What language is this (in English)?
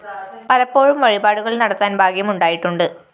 Malayalam